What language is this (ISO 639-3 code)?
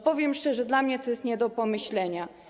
pol